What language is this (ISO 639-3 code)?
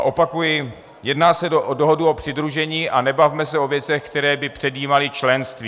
ces